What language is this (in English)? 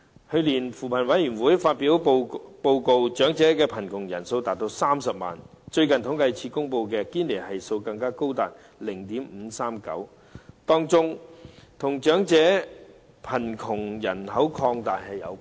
Cantonese